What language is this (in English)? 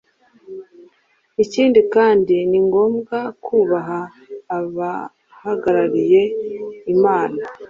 Kinyarwanda